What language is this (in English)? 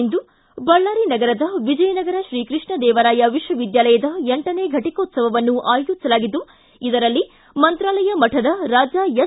Kannada